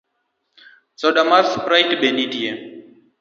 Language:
Luo (Kenya and Tanzania)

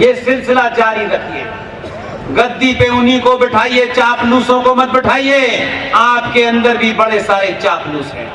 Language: Hindi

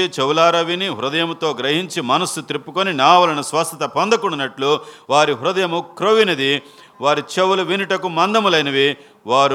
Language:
Telugu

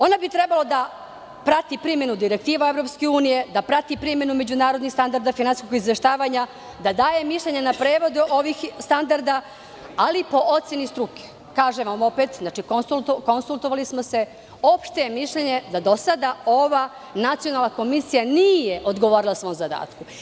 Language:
Serbian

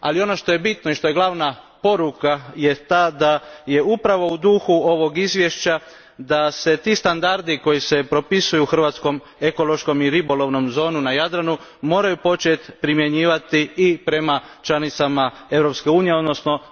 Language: Croatian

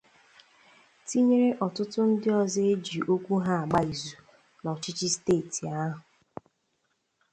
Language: Igbo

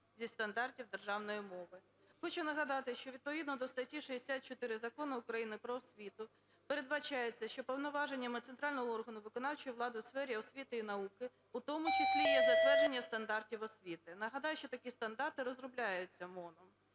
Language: Ukrainian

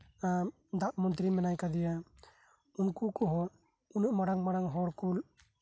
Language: Santali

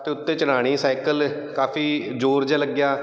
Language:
Punjabi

